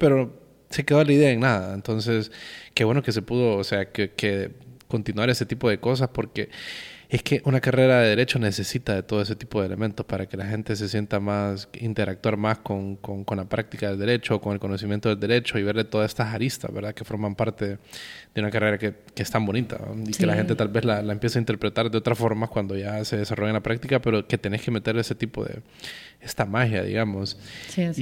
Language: Spanish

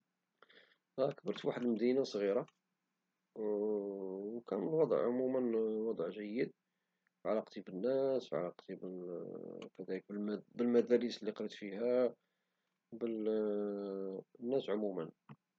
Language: Moroccan Arabic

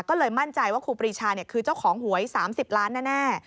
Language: Thai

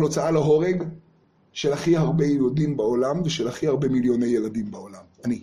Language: Hebrew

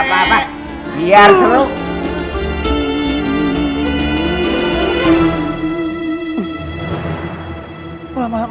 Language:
Indonesian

